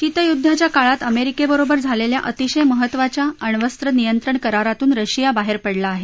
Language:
Marathi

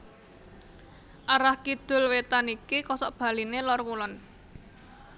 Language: Javanese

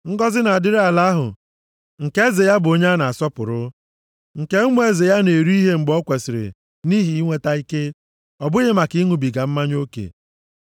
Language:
Igbo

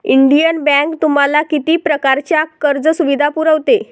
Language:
Marathi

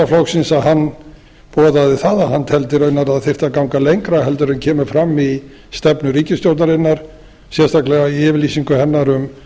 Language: Icelandic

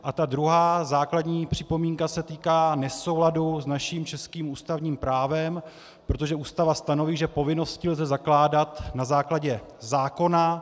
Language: Czech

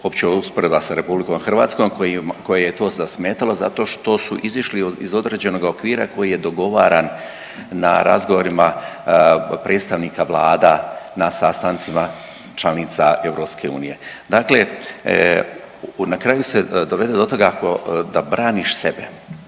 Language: Croatian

